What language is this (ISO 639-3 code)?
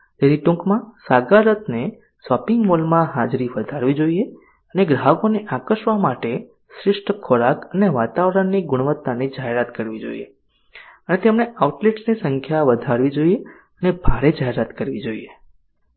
guj